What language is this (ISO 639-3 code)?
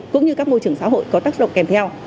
vie